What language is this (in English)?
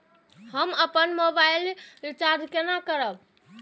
Maithili